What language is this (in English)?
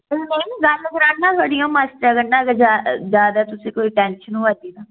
Dogri